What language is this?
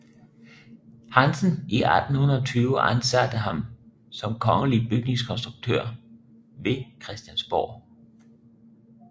Danish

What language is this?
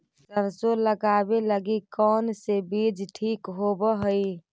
Magahi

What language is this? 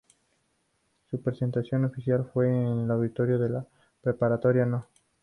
Spanish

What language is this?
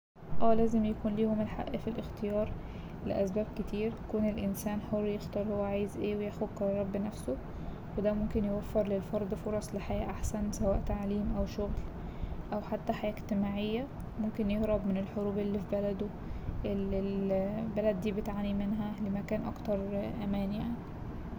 Egyptian Arabic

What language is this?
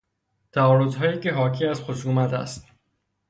Persian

